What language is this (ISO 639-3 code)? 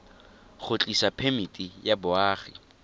tsn